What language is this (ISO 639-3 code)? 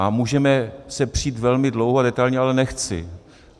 ces